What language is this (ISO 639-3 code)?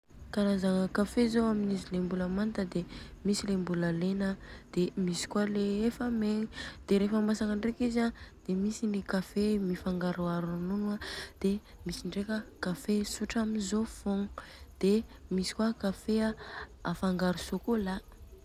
bzc